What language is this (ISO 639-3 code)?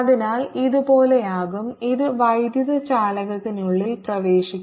mal